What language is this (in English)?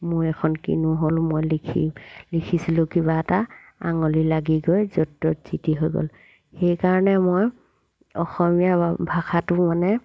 Assamese